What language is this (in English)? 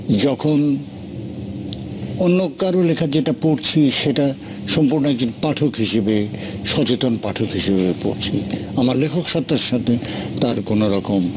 Bangla